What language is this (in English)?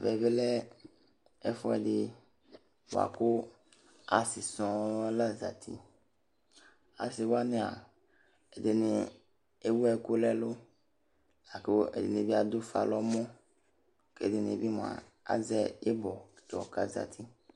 Ikposo